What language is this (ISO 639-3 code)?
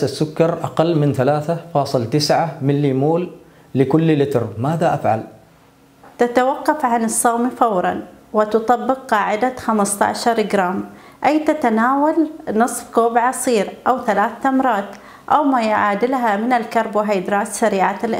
ara